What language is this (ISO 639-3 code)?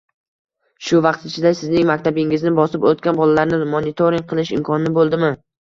uzb